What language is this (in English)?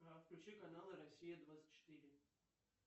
Russian